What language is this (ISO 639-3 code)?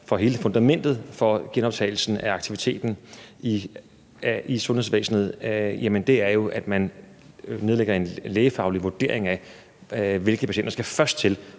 dan